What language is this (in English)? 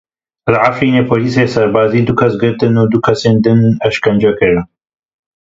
Kurdish